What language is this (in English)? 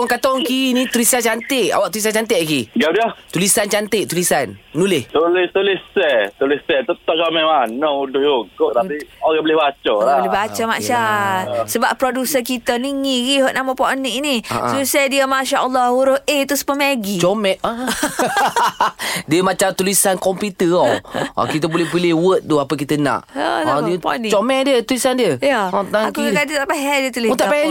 Malay